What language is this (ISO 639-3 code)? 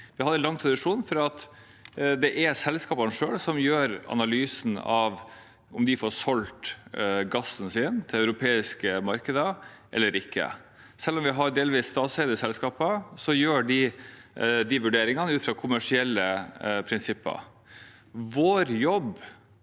nor